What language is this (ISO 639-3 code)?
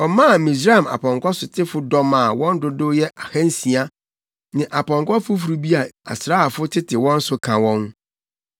aka